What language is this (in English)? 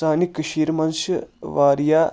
Kashmiri